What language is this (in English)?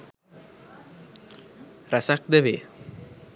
Sinhala